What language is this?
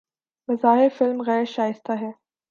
Urdu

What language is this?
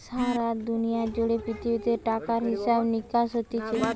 Bangla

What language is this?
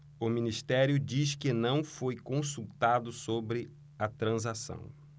Portuguese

